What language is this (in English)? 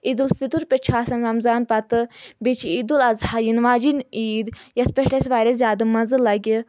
Kashmiri